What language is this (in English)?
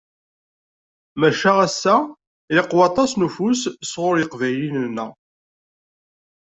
Kabyle